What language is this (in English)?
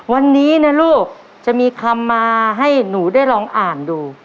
Thai